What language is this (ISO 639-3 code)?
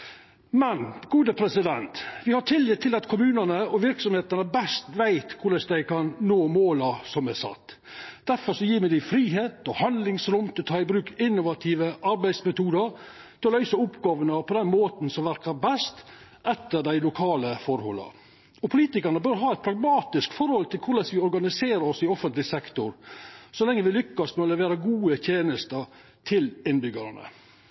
nno